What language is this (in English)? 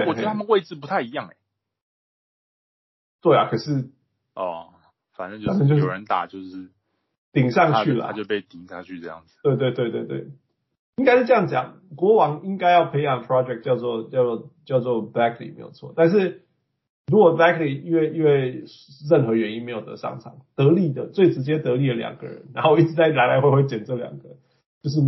Chinese